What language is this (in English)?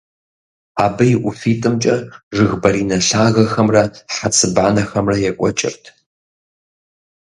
Kabardian